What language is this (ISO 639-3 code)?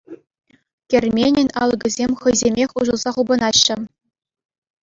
chv